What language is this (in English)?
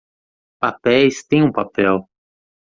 Portuguese